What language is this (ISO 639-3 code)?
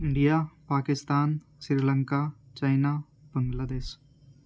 urd